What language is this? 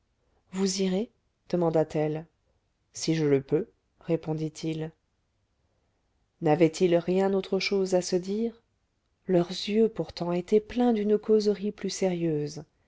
French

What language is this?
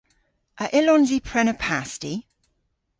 Cornish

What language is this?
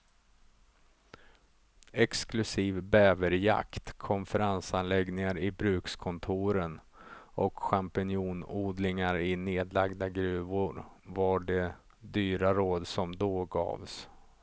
Swedish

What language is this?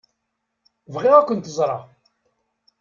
Kabyle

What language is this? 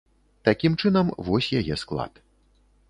Belarusian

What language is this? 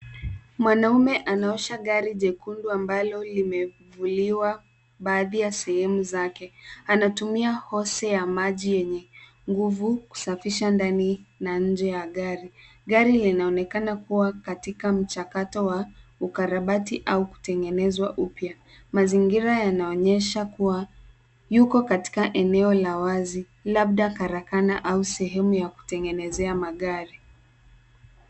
Swahili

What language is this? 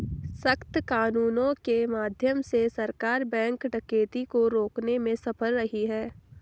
Hindi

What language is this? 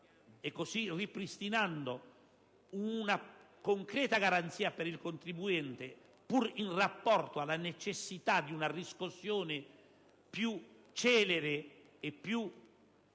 Italian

